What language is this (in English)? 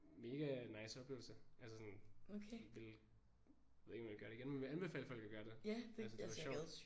Danish